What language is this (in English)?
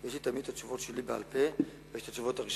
Hebrew